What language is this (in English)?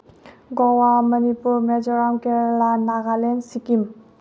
Manipuri